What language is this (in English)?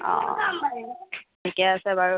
Assamese